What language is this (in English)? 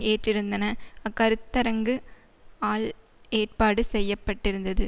Tamil